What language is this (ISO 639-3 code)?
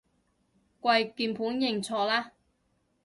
yue